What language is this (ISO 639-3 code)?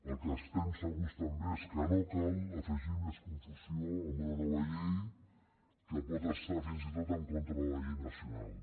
cat